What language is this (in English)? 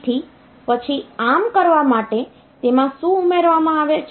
Gujarati